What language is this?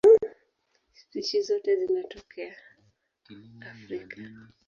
Swahili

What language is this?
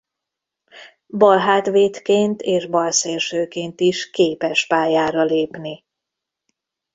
Hungarian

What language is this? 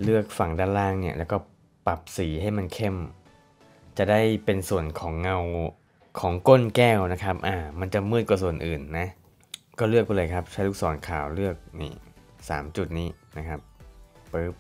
Thai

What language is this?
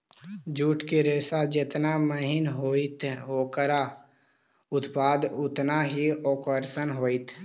Magahi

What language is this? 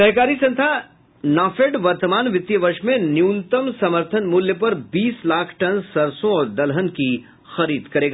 Hindi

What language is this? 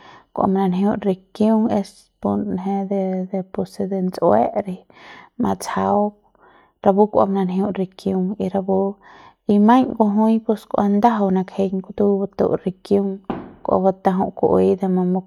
Central Pame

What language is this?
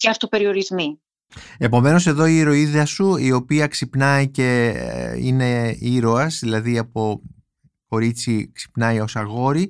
Greek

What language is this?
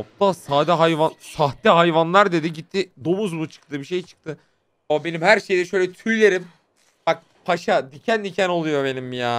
Turkish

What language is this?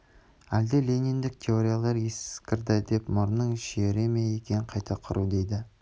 Kazakh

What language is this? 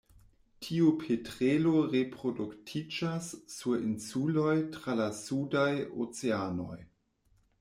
Esperanto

